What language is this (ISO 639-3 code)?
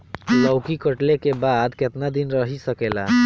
bho